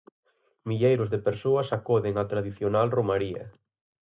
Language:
Galician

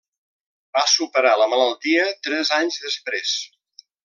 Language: Catalan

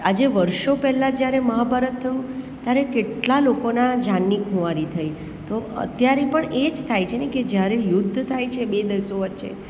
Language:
Gujarati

